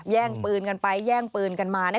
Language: Thai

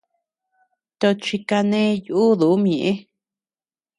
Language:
Tepeuxila Cuicatec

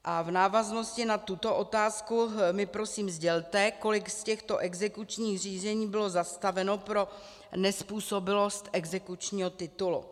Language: Czech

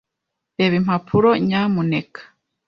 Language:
Kinyarwanda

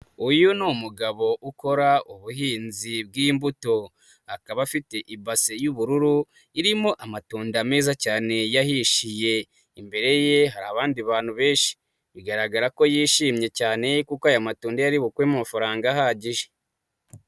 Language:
Kinyarwanda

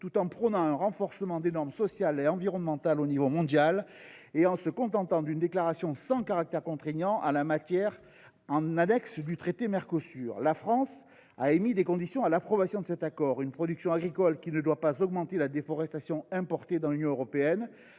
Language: French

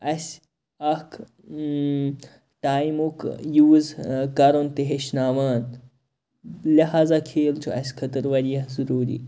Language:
Kashmiri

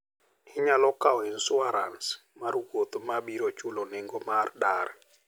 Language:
Luo (Kenya and Tanzania)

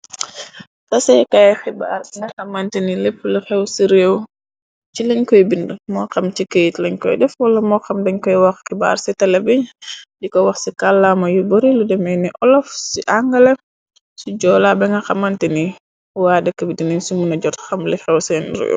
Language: Wolof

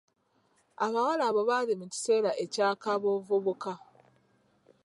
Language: Ganda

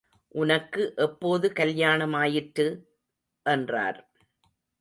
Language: Tamil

